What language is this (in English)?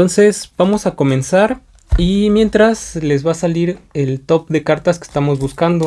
Spanish